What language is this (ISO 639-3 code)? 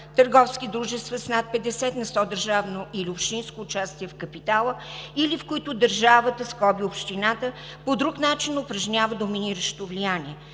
bul